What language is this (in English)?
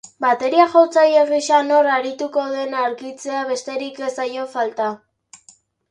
Basque